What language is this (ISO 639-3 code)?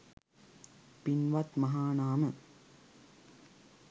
sin